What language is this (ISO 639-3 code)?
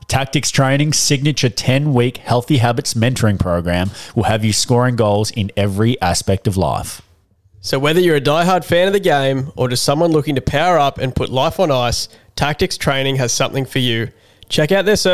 eng